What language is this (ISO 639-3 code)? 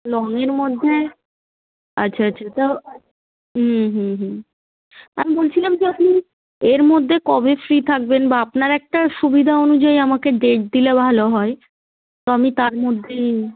ben